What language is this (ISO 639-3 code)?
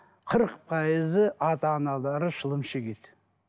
kaz